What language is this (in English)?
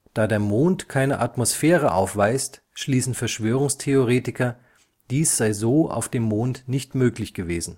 German